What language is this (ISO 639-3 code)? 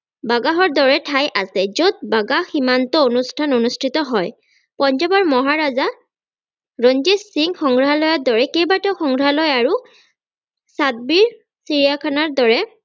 asm